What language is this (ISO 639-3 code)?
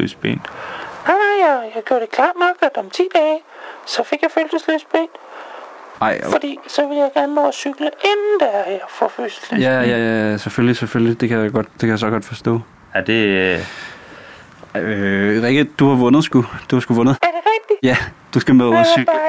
dan